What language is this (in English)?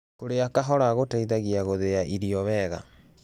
Kikuyu